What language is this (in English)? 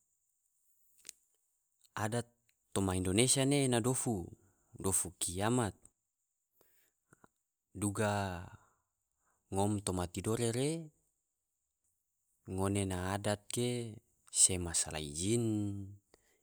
Tidore